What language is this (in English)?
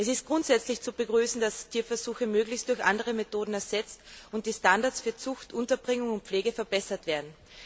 German